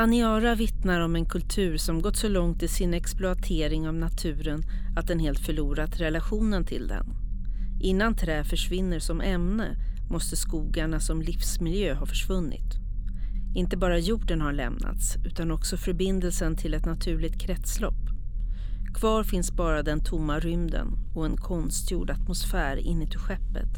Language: Swedish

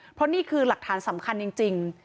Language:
Thai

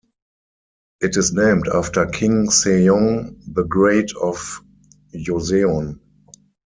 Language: English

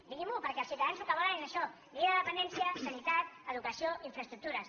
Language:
Catalan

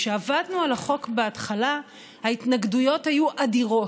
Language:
Hebrew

